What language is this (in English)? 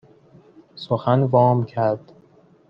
Persian